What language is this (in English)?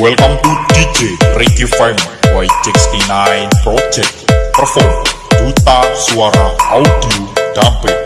Indonesian